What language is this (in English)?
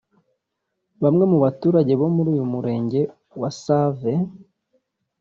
Kinyarwanda